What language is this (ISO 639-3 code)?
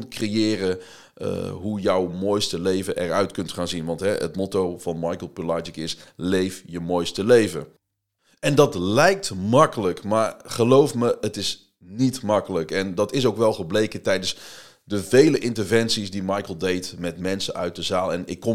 nld